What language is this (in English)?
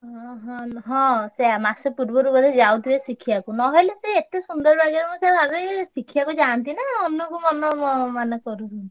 Odia